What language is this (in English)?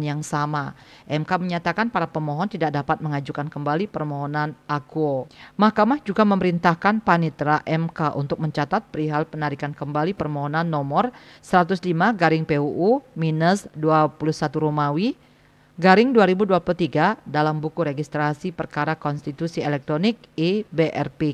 Indonesian